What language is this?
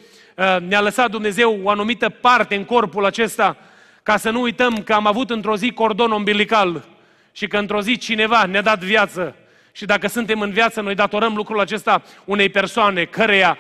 Romanian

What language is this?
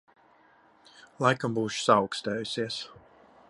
Latvian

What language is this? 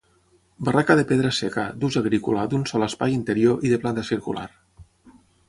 Catalan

